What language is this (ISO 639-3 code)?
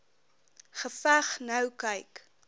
afr